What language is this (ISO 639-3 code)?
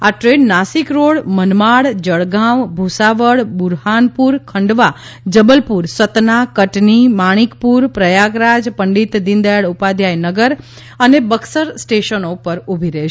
guj